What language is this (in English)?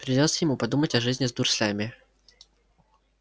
Russian